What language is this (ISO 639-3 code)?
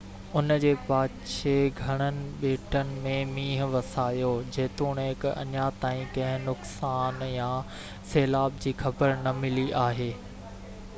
snd